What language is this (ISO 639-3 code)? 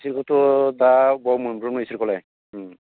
brx